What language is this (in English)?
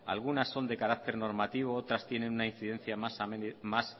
Spanish